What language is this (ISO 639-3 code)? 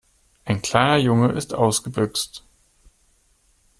deu